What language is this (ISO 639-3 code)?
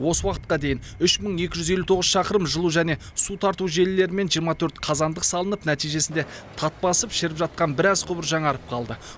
kaz